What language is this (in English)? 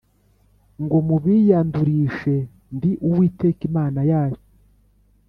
Kinyarwanda